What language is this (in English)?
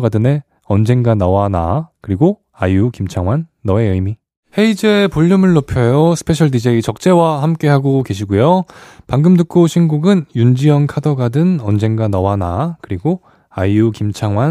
Korean